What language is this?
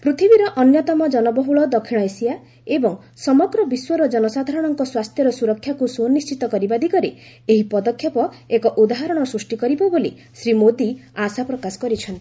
Odia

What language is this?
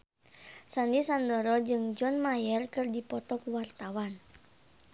Sundanese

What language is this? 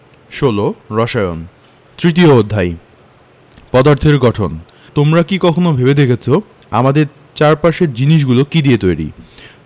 Bangla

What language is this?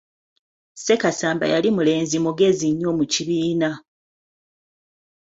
Ganda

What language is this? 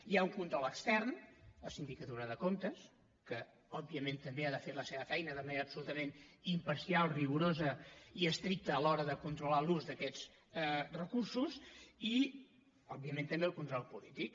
Catalan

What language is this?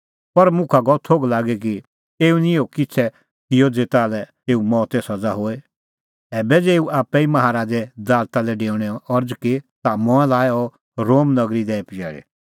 Kullu Pahari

